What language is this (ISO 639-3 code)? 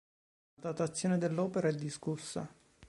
ita